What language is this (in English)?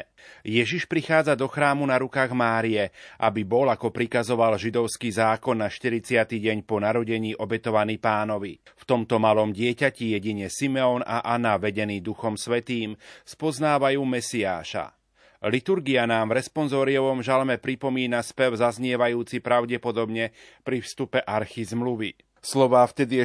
Slovak